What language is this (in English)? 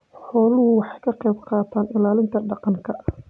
Somali